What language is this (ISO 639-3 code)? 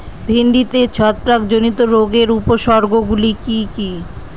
ben